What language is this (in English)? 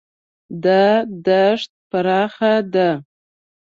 Pashto